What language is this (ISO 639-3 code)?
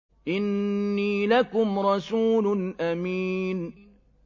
ara